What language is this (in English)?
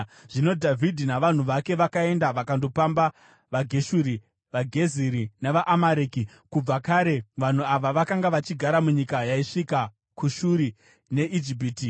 Shona